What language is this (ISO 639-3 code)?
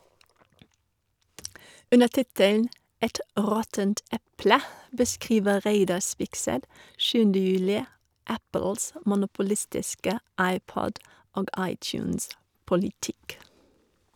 nor